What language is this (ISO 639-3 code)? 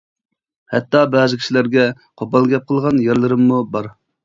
uig